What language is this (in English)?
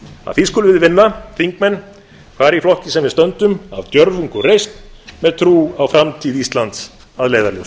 Icelandic